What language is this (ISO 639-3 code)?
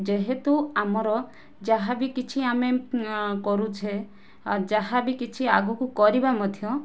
ori